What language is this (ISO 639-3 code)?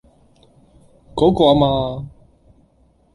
yue